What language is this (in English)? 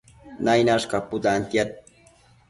Matsés